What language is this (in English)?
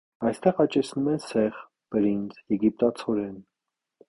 Armenian